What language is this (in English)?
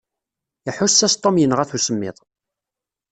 Kabyle